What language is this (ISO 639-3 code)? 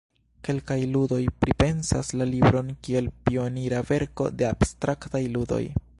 epo